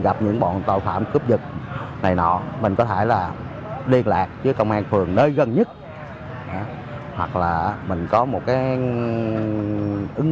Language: Vietnamese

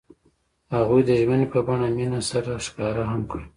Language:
Pashto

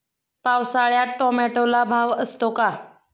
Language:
Marathi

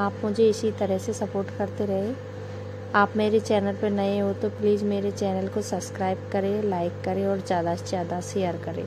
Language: Hindi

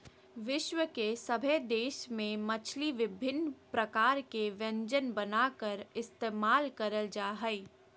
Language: Magahi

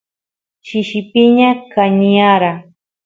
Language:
Santiago del Estero Quichua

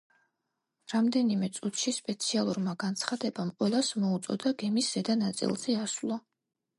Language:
Georgian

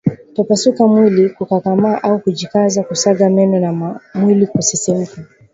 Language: Swahili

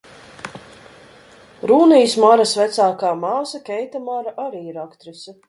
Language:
Latvian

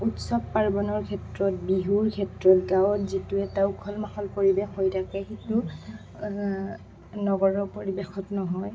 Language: Assamese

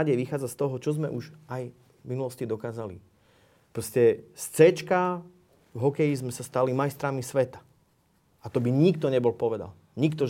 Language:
Slovak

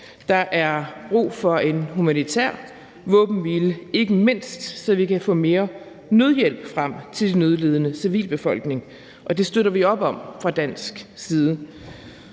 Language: Danish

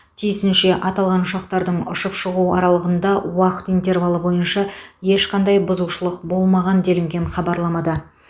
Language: Kazakh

